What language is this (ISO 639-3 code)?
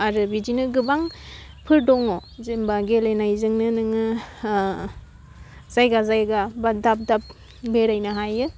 brx